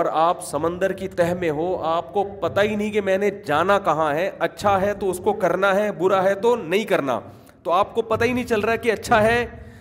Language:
Urdu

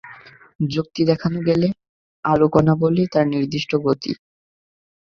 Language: Bangla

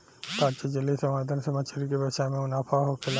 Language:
Bhojpuri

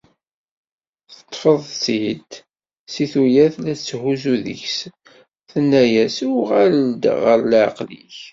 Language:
Kabyle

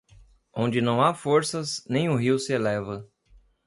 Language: Portuguese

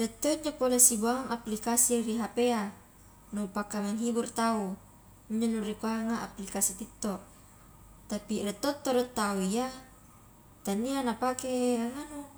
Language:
Highland Konjo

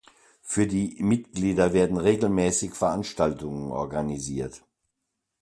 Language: German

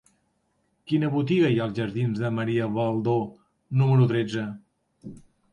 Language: Catalan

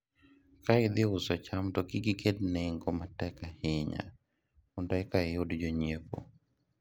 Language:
Luo (Kenya and Tanzania)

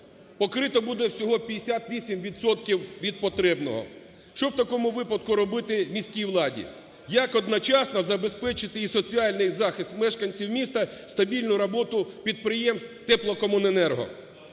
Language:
Ukrainian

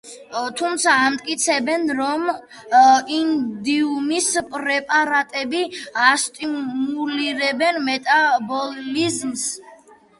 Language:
Georgian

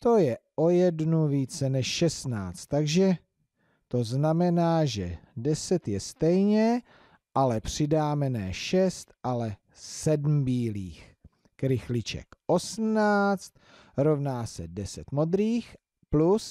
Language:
Czech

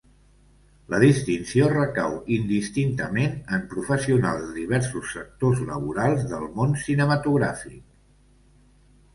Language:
Catalan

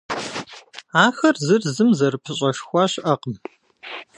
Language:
Kabardian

